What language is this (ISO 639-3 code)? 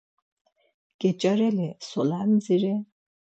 lzz